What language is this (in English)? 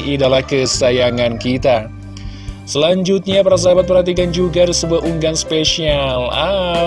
Indonesian